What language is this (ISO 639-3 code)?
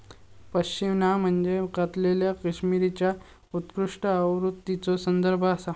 mar